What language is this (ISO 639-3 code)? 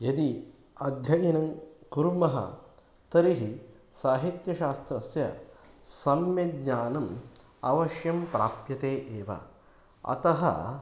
san